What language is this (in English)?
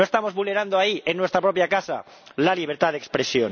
Spanish